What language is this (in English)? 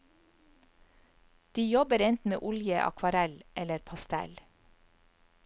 Norwegian